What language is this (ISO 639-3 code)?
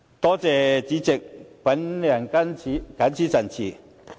yue